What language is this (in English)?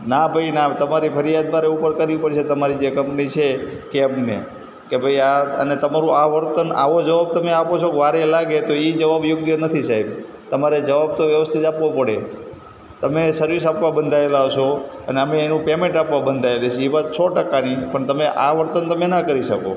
Gujarati